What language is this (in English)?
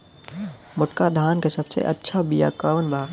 Bhojpuri